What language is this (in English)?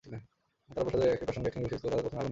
Bangla